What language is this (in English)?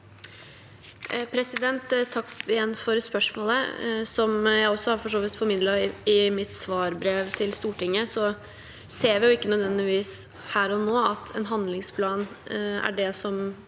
Norwegian